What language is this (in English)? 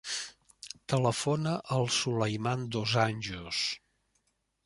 Catalan